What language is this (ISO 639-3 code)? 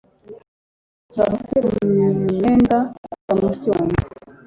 kin